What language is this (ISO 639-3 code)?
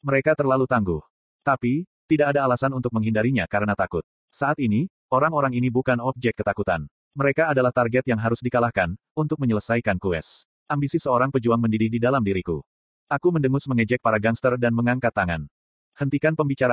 ind